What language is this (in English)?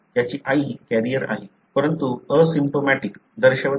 Marathi